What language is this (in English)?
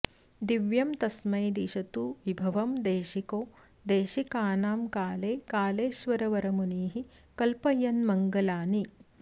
Sanskrit